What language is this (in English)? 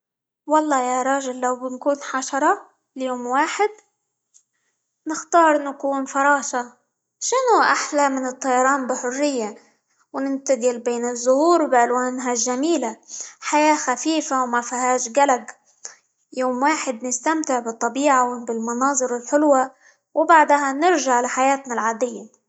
Libyan Arabic